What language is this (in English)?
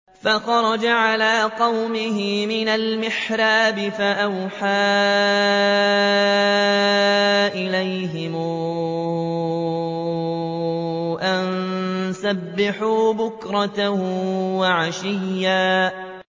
Arabic